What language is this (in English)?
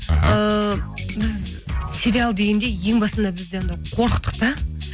Kazakh